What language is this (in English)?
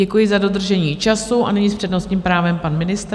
Czech